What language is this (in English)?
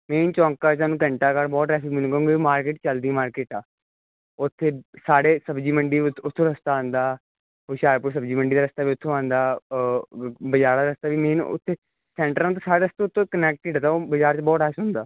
Punjabi